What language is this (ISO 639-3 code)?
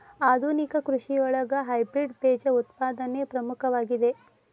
kan